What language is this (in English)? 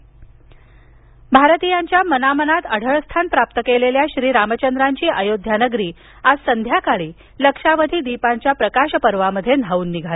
Marathi